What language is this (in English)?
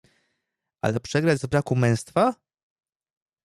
Polish